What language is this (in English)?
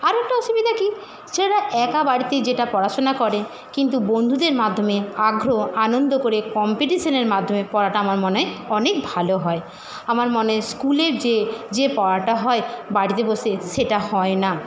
Bangla